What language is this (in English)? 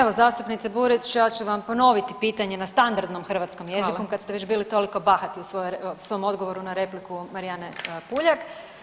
Croatian